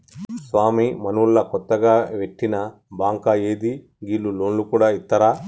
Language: Telugu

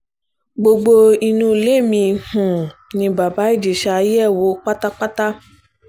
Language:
Yoruba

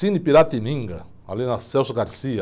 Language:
Portuguese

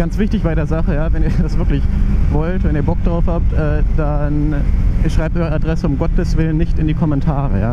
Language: German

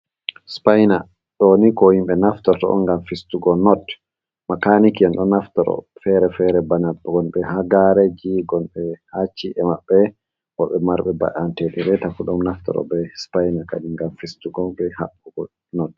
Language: Fula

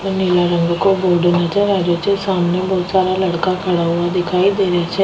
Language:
Rajasthani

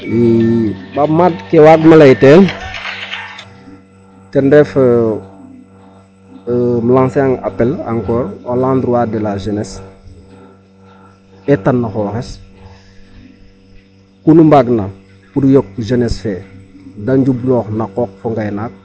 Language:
Serer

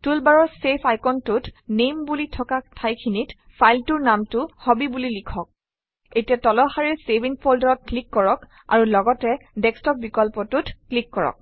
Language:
Assamese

